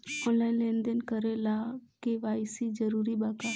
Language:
Bhojpuri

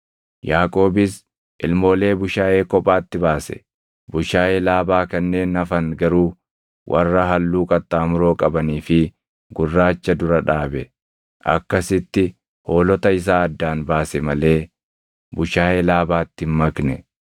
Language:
Oromo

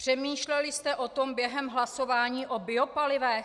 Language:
Czech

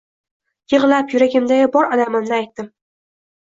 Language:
Uzbek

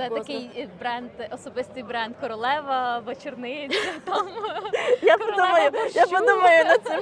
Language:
Ukrainian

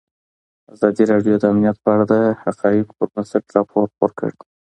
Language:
Pashto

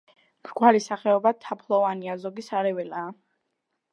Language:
Georgian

